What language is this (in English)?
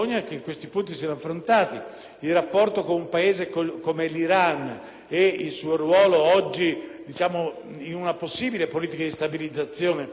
Italian